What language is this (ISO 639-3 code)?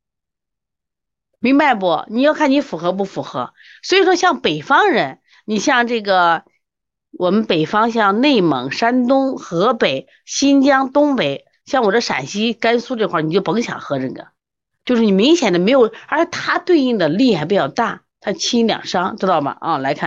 zho